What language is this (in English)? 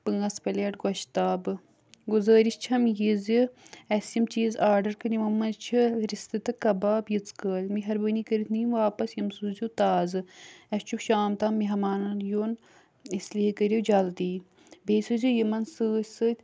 Kashmiri